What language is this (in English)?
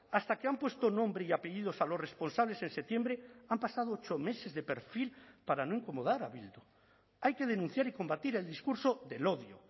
Spanish